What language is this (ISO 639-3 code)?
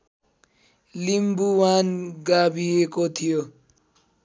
nep